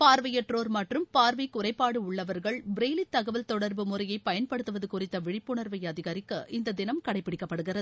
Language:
Tamil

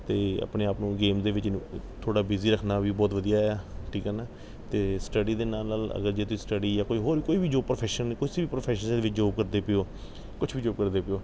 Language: Punjabi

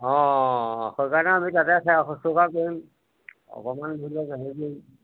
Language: Assamese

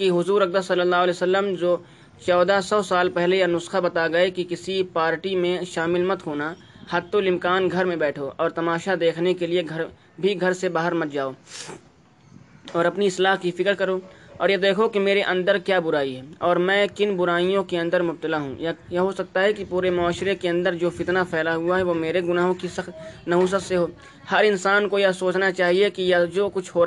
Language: Urdu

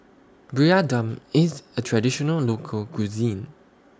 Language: English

